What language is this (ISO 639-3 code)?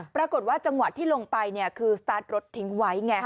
tha